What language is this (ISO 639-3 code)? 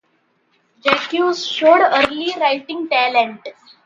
eng